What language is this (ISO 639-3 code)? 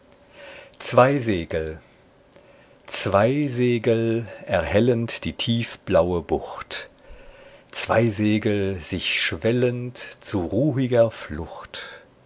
deu